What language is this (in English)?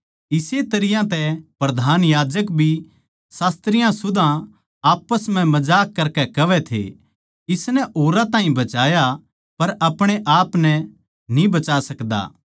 Haryanvi